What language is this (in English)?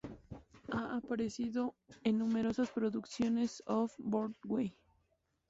Spanish